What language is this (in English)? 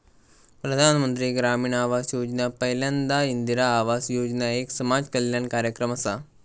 Marathi